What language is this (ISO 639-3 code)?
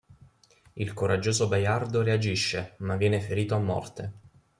ita